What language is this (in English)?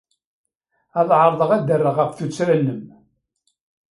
Kabyle